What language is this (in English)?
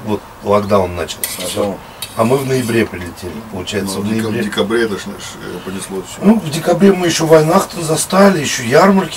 Russian